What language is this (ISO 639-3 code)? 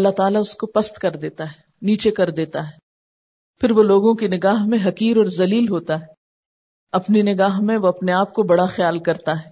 urd